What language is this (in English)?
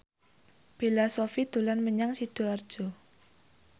Javanese